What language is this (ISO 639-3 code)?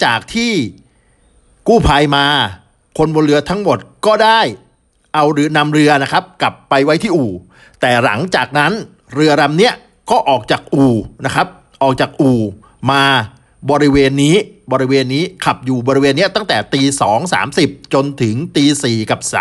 tha